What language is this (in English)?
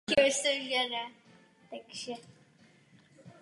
Czech